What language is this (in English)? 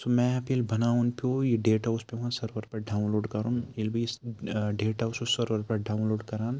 Kashmiri